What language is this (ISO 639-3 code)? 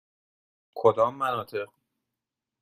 fas